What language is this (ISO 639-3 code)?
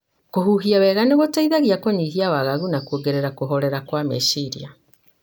kik